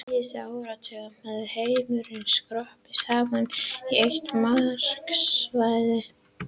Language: Icelandic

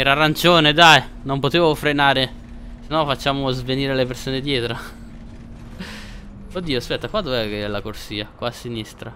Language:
Italian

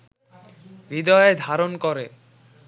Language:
Bangla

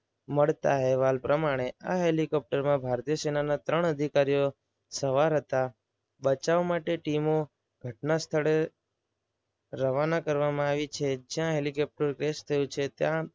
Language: Gujarati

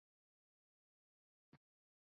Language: Bangla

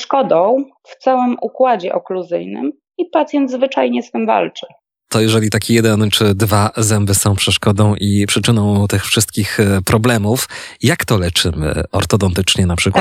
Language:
Polish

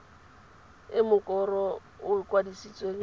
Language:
Tswana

